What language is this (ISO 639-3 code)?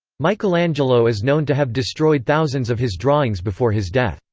eng